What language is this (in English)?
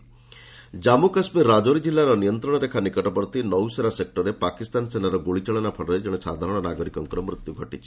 Odia